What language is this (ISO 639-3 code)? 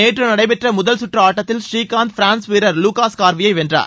tam